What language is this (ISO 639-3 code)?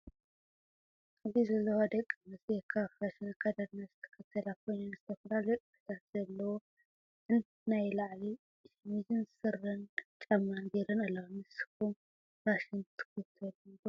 tir